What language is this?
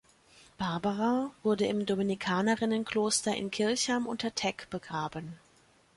German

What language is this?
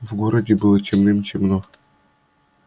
Russian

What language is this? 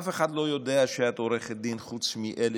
Hebrew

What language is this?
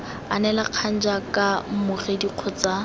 Tswana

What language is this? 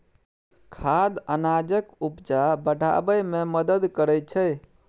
Maithili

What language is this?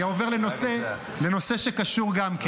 Hebrew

